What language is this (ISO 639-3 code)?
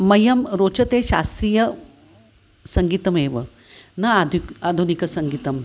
san